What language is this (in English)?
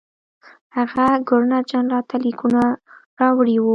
Pashto